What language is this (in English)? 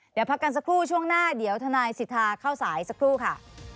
Thai